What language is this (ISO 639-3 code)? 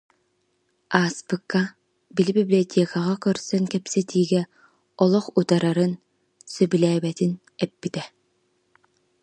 sah